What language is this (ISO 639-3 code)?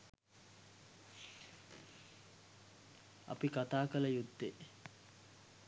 sin